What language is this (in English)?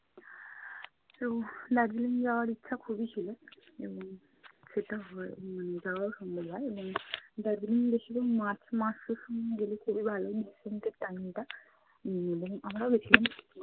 Bangla